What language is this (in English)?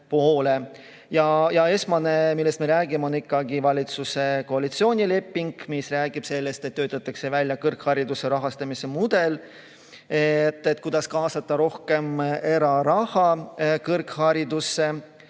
Estonian